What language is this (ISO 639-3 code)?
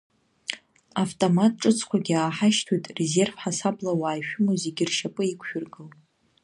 abk